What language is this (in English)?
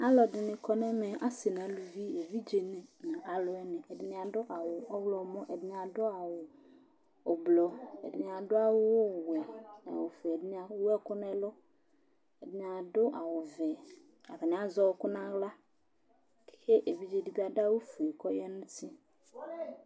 Ikposo